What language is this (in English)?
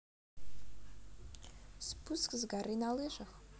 Russian